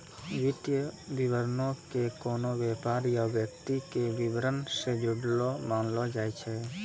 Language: Maithili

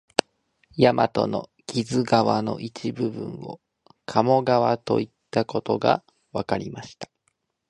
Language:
Japanese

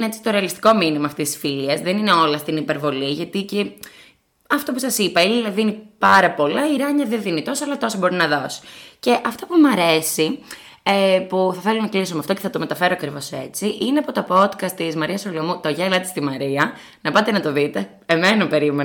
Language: Greek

